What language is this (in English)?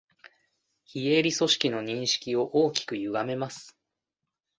Japanese